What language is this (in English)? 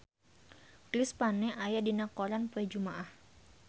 Sundanese